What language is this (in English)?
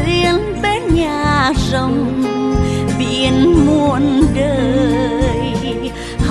Vietnamese